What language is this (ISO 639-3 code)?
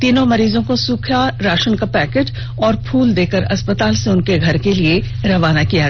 hin